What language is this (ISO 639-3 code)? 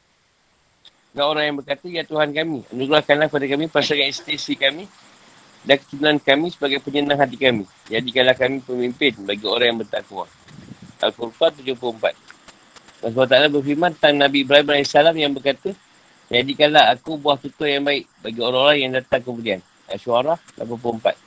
msa